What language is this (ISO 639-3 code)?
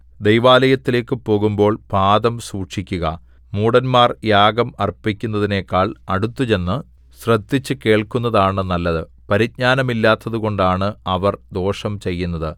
mal